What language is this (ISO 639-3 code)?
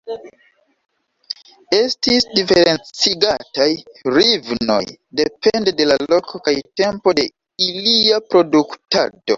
epo